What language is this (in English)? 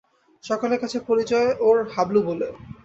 Bangla